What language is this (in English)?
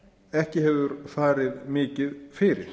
Icelandic